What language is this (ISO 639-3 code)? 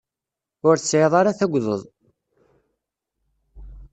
kab